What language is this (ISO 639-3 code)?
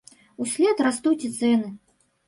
bel